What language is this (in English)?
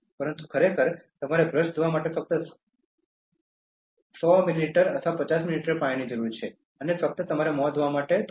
Gujarati